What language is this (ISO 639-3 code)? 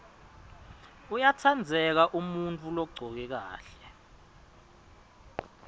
ssw